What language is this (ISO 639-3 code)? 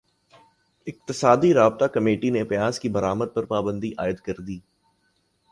urd